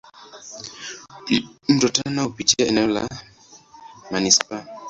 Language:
Swahili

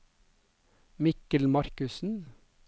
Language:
Norwegian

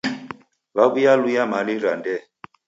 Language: Taita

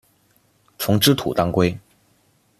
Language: Chinese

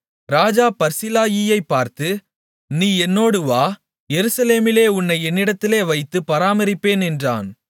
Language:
Tamil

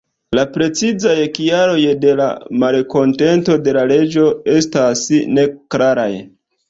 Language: Esperanto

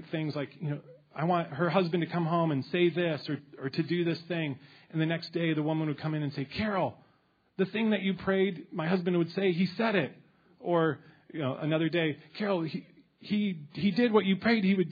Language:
English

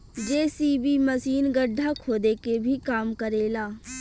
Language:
Bhojpuri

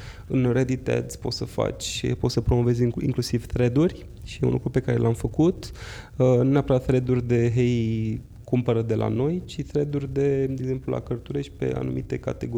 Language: Romanian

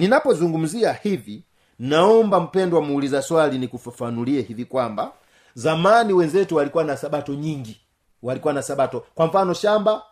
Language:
Swahili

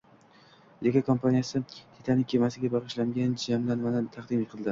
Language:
Uzbek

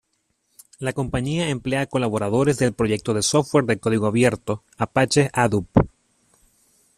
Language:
Spanish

